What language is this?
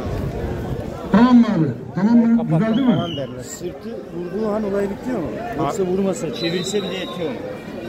Turkish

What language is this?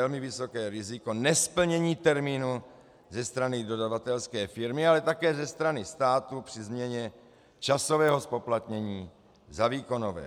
Czech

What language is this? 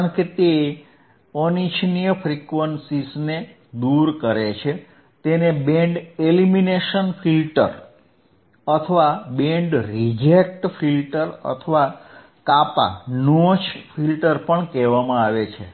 Gujarati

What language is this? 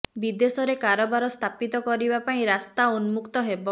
Odia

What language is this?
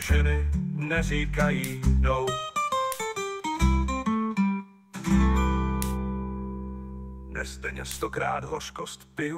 Czech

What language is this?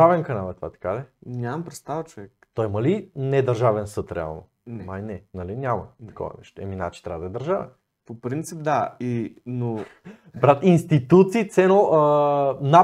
Bulgarian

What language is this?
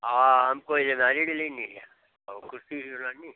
Hindi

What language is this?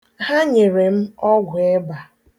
Igbo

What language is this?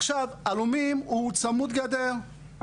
Hebrew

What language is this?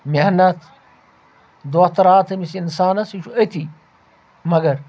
Kashmiri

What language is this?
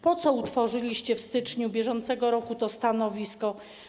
Polish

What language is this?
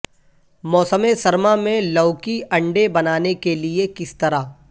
Urdu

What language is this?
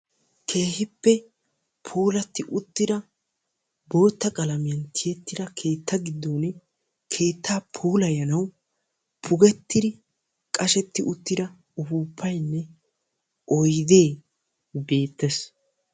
Wolaytta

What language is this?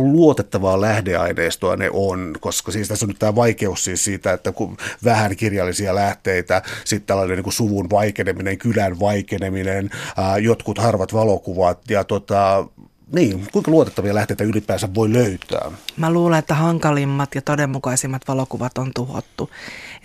Finnish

